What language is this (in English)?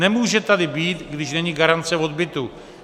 Czech